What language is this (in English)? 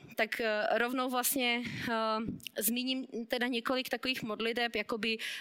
Czech